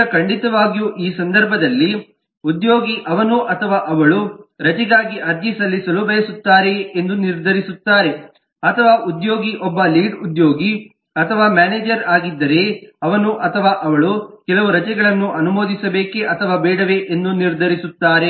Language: Kannada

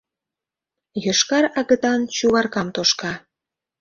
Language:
Mari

